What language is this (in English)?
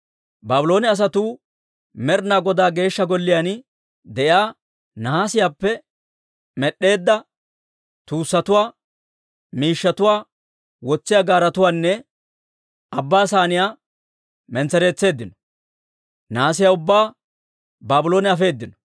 Dawro